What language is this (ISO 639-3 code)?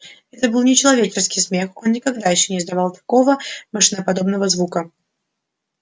rus